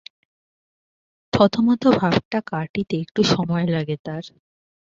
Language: Bangla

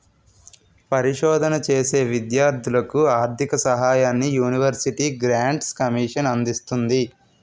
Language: Telugu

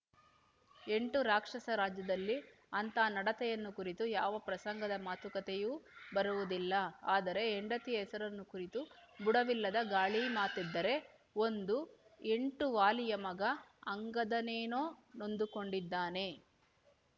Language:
Kannada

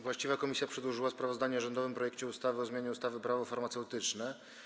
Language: Polish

